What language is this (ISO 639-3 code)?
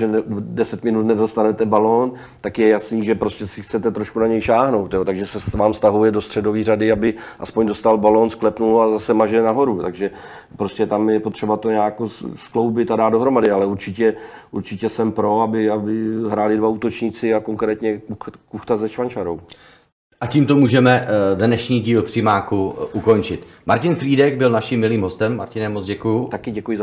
ces